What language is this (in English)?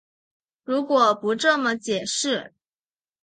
Chinese